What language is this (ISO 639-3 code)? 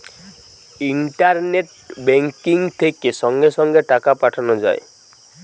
ben